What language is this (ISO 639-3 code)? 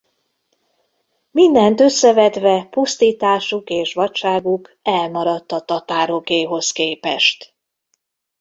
hun